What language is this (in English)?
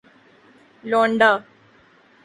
Urdu